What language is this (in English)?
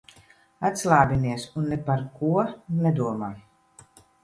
Latvian